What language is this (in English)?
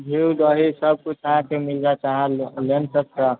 Maithili